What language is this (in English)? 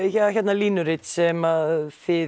Icelandic